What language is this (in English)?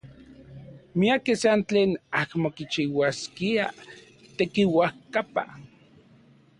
Central Puebla Nahuatl